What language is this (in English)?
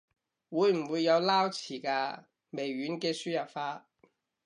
Cantonese